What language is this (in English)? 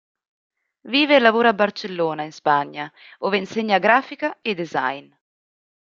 Italian